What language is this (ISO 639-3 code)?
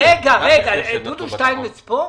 heb